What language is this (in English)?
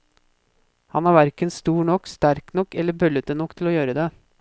Norwegian